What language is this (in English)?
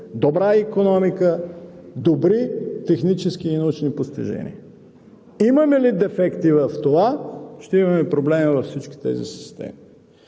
Bulgarian